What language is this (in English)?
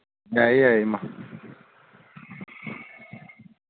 Manipuri